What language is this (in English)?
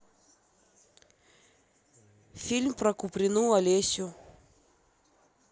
Russian